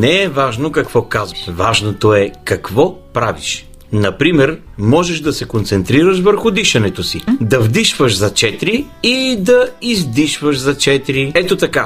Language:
Bulgarian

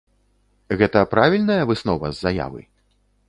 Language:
Belarusian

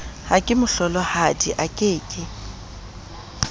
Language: Southern Sotho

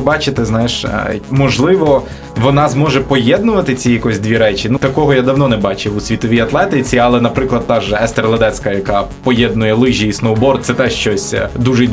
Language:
Ukrainian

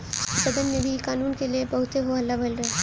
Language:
Bhojpuri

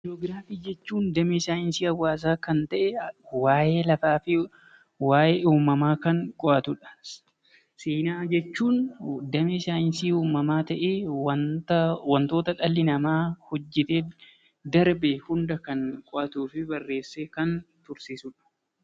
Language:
Oromo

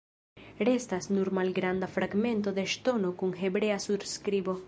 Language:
Esperanto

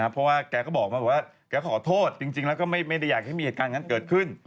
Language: Thai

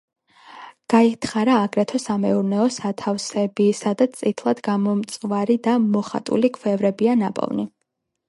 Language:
Georgian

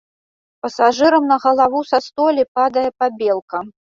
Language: Belarusian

